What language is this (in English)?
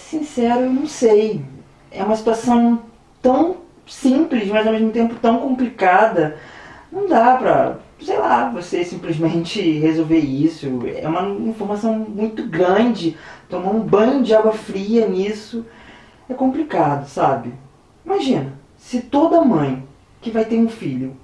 Portuguese